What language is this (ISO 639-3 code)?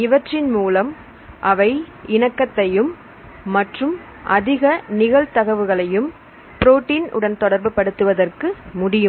tam